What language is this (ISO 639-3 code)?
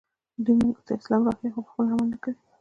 pus